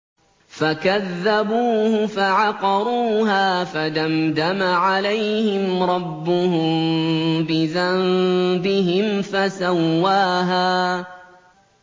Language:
Arabic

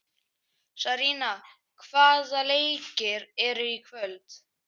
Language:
Icelandic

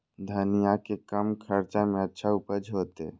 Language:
Maithili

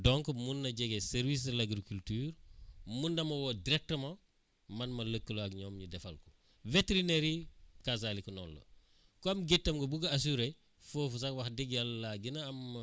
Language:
Wolof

